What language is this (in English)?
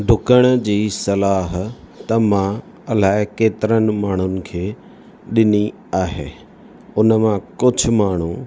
Sindhi